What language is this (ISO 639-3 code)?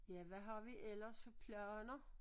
dan